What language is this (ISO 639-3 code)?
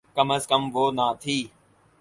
urd